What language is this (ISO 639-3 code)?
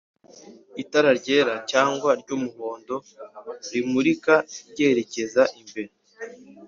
kin